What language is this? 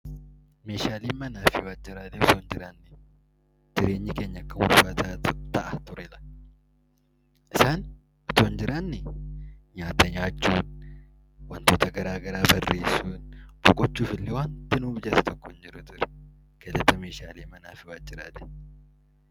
Oromo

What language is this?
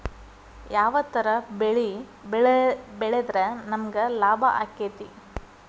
Kannada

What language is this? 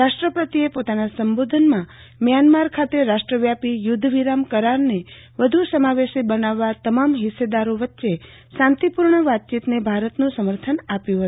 Gujarati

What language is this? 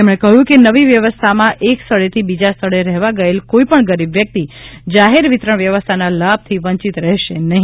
Gujarati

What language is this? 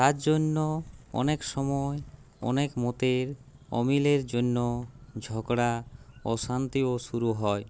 Bangla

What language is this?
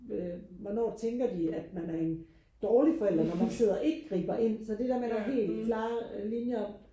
Danish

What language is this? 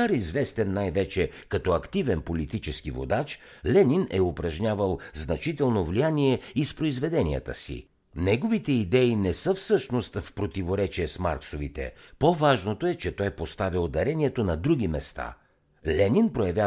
Bulgarian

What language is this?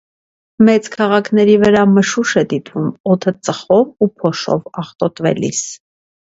Armenian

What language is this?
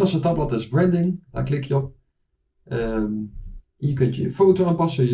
Dutch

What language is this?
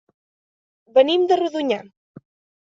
Catalan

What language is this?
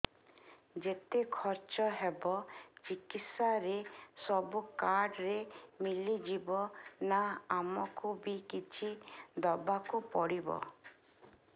Odia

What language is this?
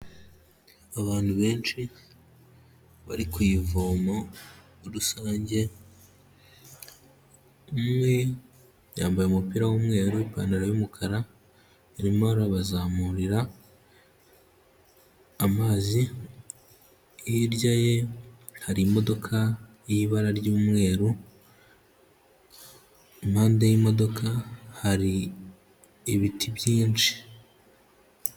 Kinyarwanda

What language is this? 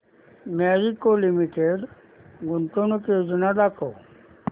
Marathi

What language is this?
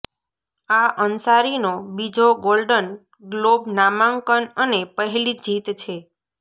Gujarati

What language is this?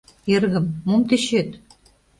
Mari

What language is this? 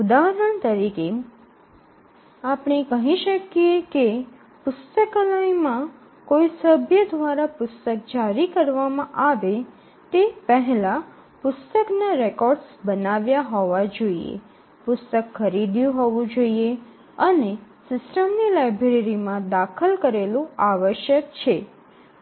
Gujarati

